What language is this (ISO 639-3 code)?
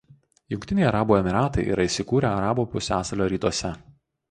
lit